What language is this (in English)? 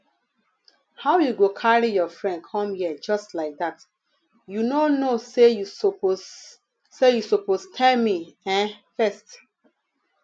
Nigerian Pidgin